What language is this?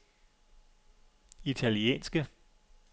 Danish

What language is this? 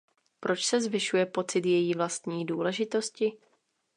Czech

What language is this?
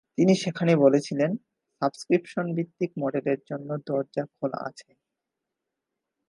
Bangla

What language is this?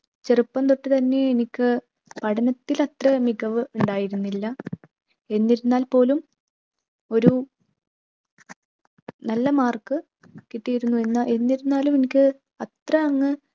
Malayalam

